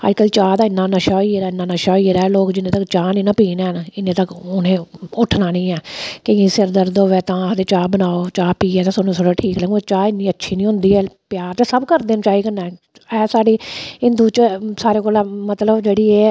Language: Dogri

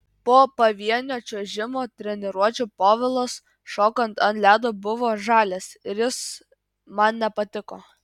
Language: Lithuanian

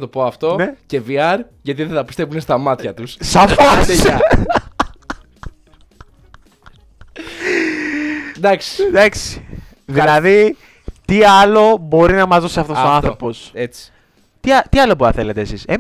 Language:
Greek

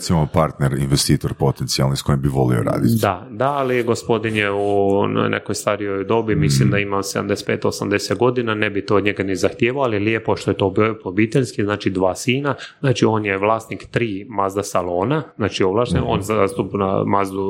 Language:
Croatian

